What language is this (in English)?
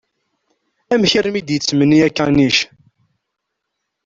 Kabyle